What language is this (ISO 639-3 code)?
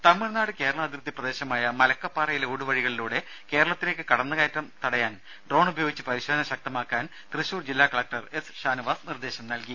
mal